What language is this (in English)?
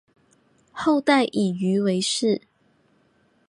Chinese